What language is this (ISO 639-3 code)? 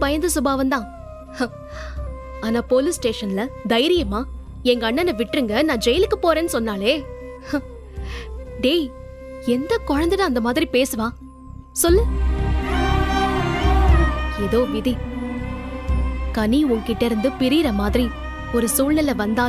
tam